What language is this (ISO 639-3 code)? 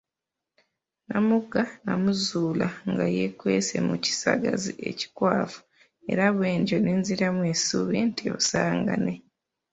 lug